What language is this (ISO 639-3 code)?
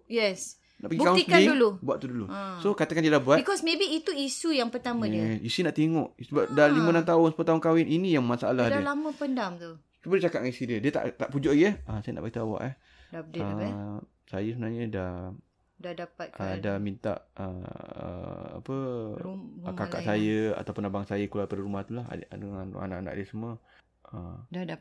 msa